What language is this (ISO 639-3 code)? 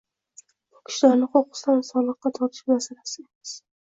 uzb